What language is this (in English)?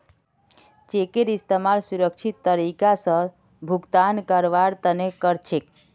Magahi